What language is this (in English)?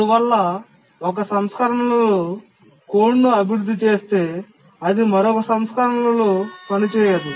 Telugu